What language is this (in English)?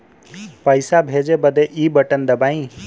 Bhojpuri